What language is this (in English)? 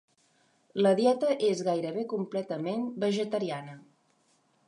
Catalan